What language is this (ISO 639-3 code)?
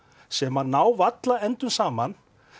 isl